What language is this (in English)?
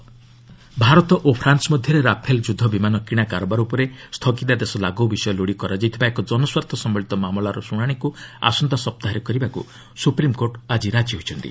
Odia